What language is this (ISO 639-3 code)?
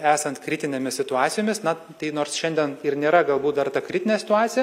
lit